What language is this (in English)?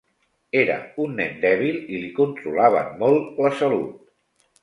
Catalan